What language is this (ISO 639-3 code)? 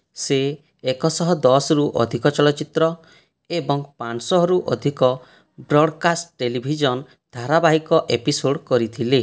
ori